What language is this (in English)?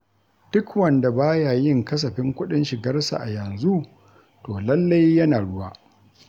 Hausa